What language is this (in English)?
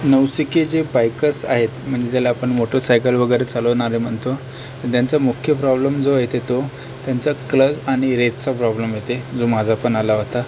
Marathi